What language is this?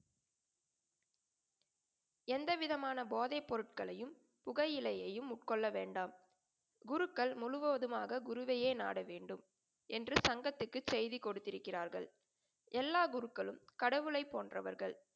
Tamil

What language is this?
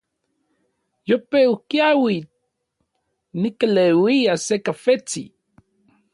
Orizaba Nahuatl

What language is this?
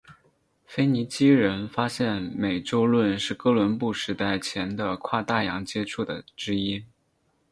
Chinese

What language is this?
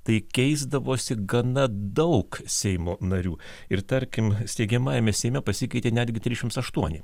Lithuanian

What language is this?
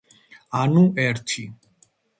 Georgian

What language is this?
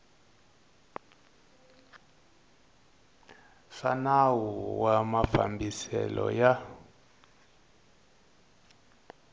Tsonga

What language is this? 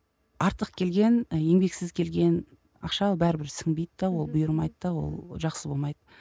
Kazakh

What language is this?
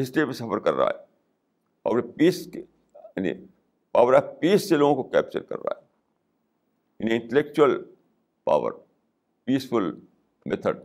Urdu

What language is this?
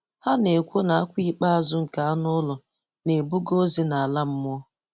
Igbo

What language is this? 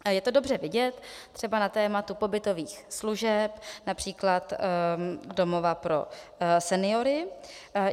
Czech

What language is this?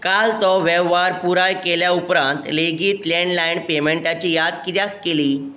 Konkani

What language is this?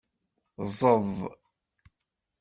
Kabyle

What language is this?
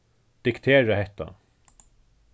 Faroese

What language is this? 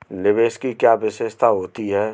Hindi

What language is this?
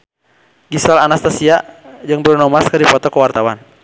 Sundanese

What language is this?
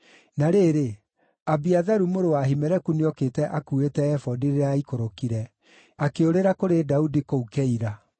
Kikuyu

